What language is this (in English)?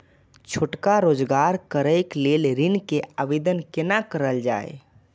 Maithili